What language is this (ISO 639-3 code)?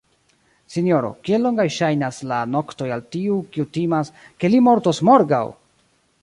epo